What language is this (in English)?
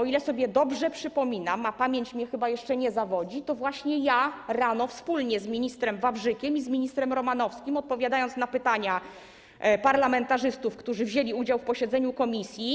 Polish